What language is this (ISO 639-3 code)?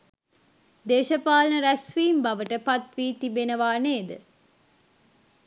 sin